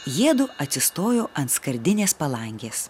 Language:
Lithuanian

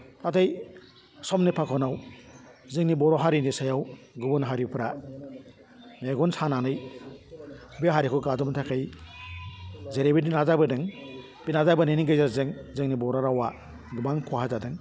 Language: Bodo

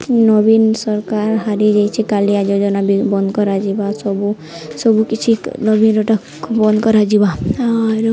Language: Odia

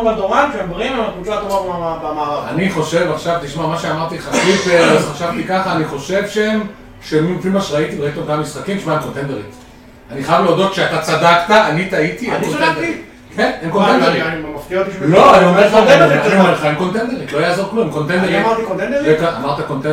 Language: Hebrew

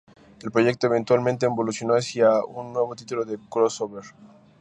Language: Spanish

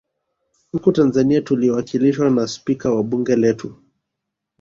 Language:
Swahili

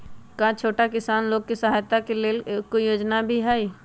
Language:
Magahi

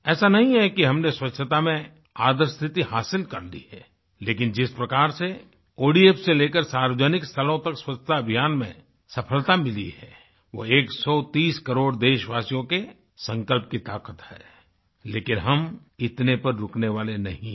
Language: Hindi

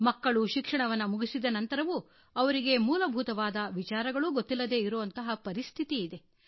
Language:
Kannada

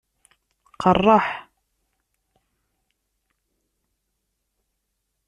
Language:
Kabyle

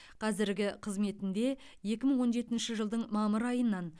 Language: Kazakh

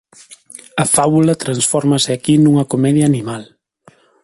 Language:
Galician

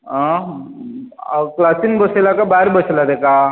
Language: Konkani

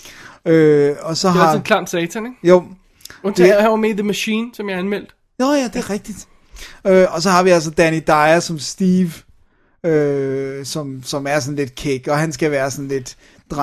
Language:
Danish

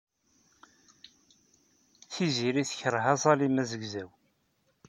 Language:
Kabyle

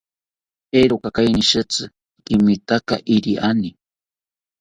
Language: South Ucayali Ashéninka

